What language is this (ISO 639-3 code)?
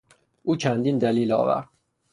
fas